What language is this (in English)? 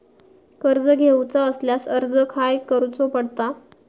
Marathi